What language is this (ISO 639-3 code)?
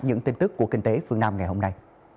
vie